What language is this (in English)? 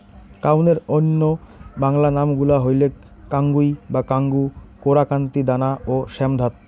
Bangla